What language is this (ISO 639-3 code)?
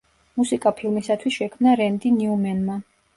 kat